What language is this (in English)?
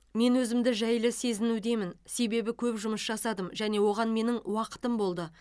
Kazakh